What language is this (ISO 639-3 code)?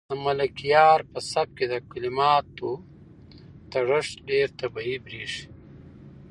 pus